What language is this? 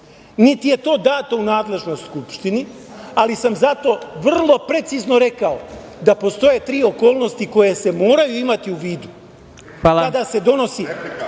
Serbian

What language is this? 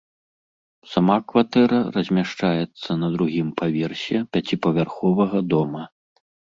Belarusian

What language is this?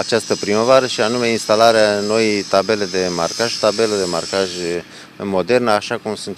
Romanian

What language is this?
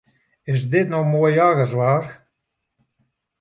Western Frisian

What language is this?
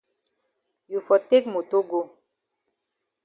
Cameroon Pidgin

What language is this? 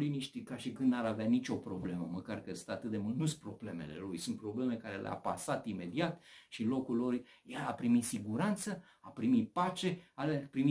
Romanian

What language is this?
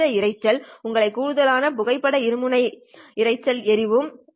Tamil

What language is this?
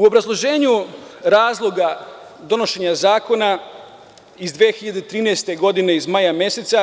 Serbian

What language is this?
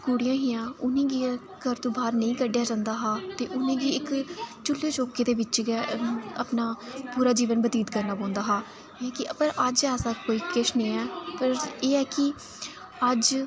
Dogri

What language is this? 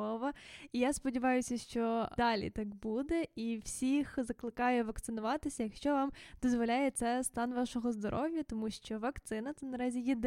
Ukrainian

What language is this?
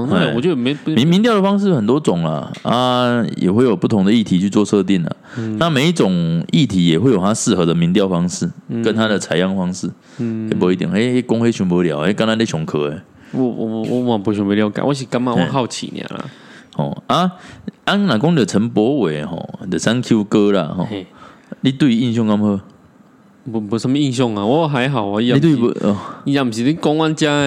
Chinese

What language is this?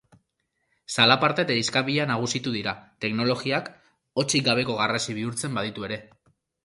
Basque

